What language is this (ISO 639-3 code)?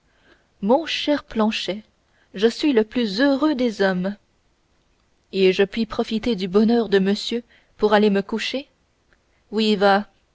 fra